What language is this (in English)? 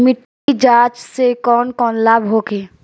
Bhojpuri